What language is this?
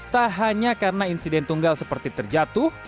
Indonesian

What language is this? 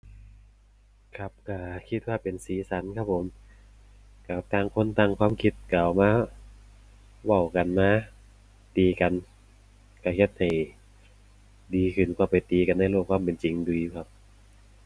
Thai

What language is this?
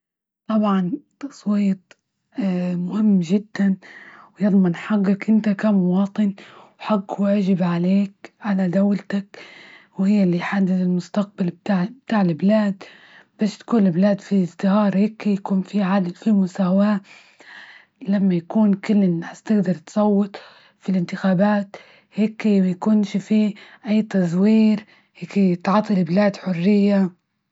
Libyan Arabic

